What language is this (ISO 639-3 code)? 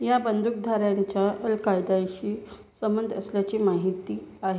mar